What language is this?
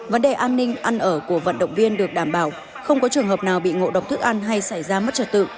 Vietnamese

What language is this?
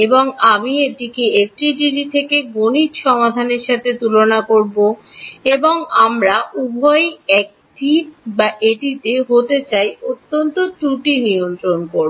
Bangla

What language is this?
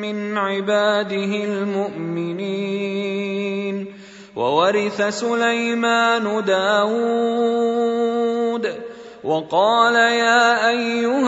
Arabic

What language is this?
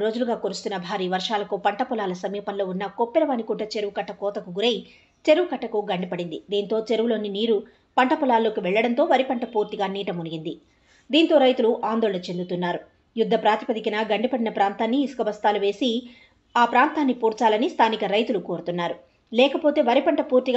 Telugu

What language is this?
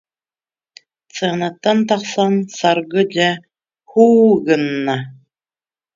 Yakut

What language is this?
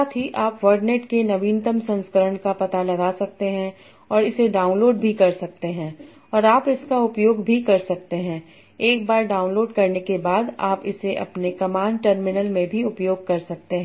Hindi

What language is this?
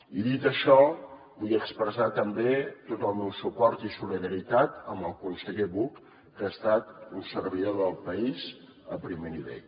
Catalan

